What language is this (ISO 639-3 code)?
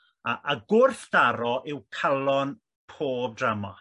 cym